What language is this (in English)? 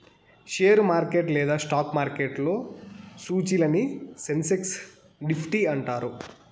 Telugu